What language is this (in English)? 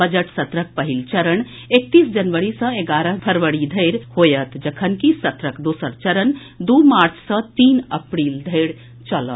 Maithili